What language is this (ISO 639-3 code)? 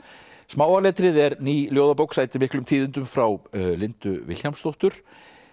isl